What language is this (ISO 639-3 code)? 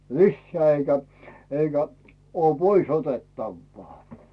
fin